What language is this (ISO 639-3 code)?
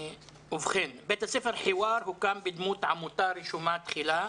heb